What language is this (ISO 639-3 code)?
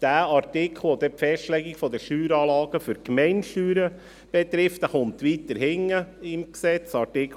gsw